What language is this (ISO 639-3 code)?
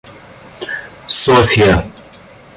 rus